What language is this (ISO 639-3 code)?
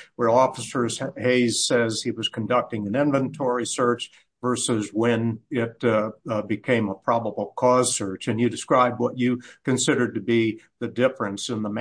eng